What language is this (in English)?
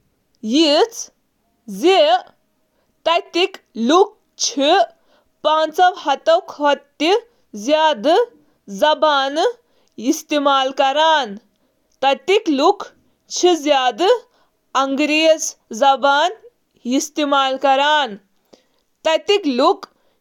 Kashmiri